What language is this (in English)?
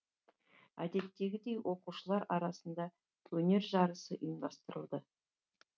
Kazakh